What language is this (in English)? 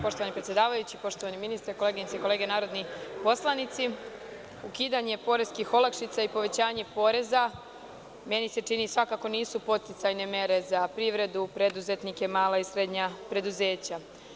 Serbian